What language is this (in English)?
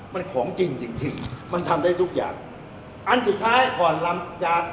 Thai